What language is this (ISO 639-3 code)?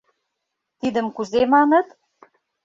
chm